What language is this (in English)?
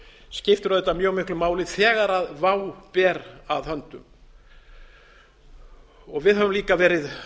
Icelandic